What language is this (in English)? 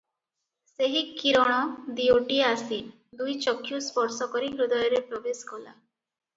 Odia